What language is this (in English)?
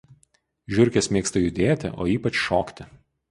Lithuanian